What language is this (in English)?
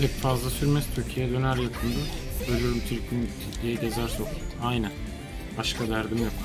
Turkish